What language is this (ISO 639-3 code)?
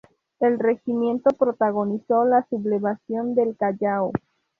spa